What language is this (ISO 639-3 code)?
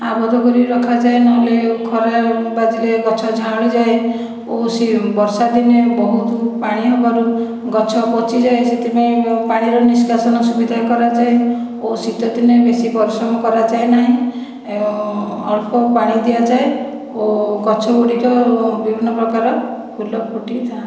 ori